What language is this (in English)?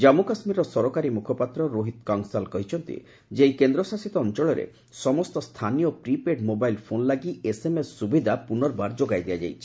Odia